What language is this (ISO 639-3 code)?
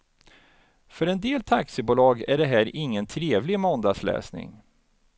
swe